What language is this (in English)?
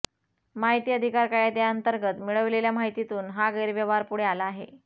Marathi